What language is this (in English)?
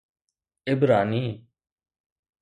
Sindhi